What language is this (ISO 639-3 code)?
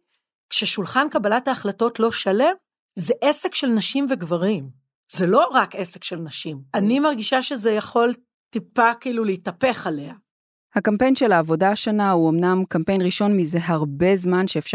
heb